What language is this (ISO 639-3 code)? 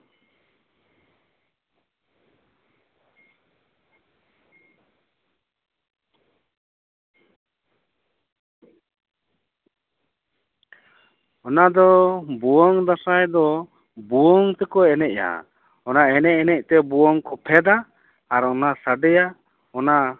sat